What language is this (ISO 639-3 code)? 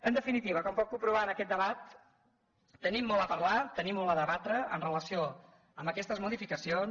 cat